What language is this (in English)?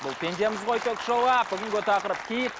Kazakh